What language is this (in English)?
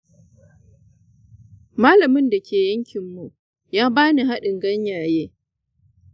Hausa